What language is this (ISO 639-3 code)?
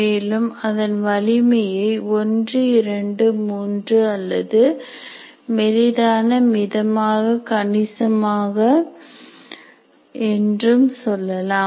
tam